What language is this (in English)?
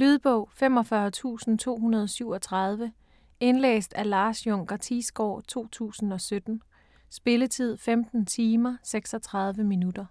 Danish